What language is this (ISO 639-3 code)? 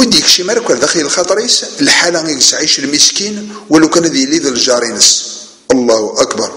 ara